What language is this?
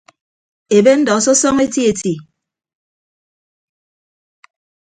Ibibio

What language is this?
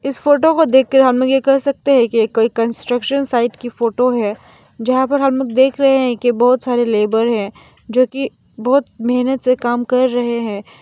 Hindi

